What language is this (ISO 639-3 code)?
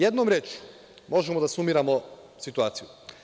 srp